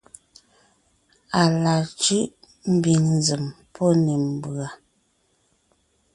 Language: Ngiemboon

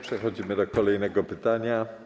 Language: Polish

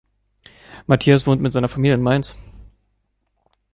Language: German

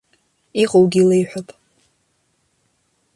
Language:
Abkhazian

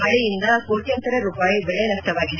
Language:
Kannada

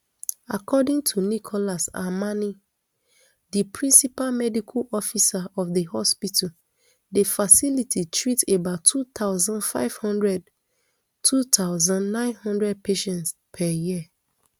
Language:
Nigerian Pidgin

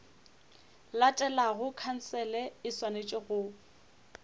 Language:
Northern Sotho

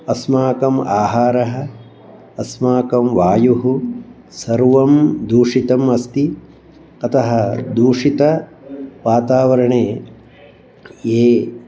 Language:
Sanskrit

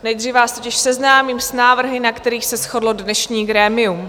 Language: Czech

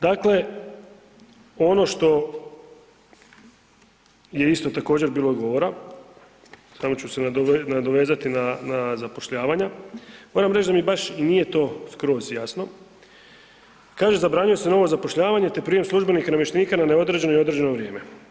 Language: Croatian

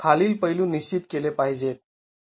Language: Marathi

